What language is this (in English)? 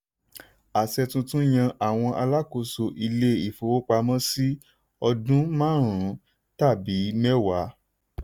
Yoruba